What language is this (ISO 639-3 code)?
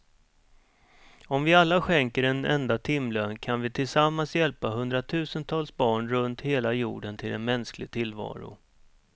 swe